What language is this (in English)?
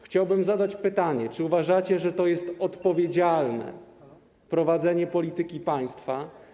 Polish